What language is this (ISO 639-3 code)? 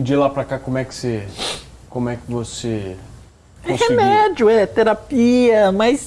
por